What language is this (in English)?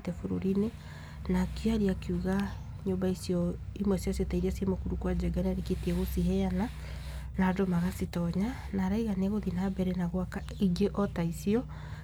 Kikuyu